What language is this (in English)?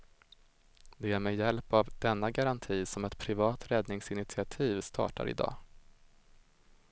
Swedish